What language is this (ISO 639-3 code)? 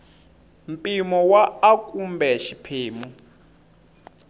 tso